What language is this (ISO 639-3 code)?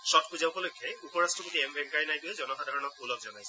asm